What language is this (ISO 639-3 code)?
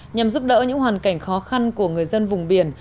vie